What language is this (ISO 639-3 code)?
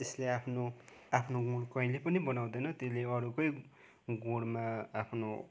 nep